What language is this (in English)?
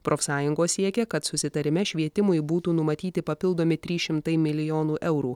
Lithuanian